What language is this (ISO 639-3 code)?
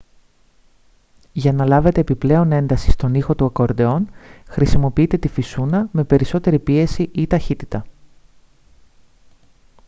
ell